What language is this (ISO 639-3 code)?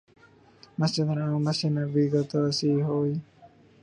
urd